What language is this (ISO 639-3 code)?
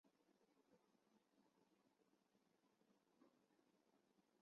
zho